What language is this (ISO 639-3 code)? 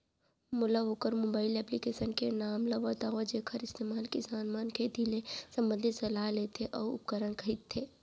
hne